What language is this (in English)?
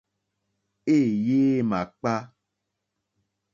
Mokpwe